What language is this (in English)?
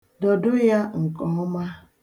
Igbo